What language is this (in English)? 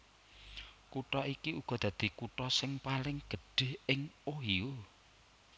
Javanese